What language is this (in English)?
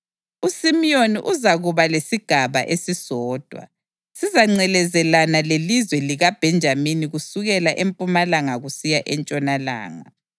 North Ndebele